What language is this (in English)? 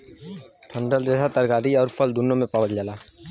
Bhojpuri